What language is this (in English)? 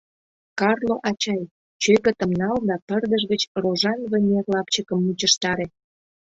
Mari